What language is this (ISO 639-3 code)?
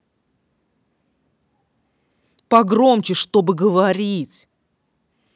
rus